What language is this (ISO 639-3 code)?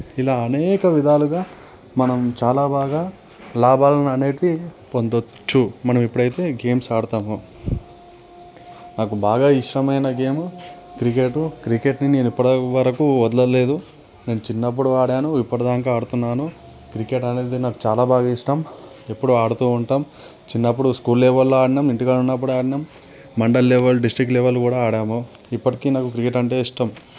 tel